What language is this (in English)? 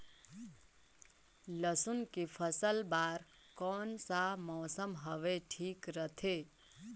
Chhattisgarhi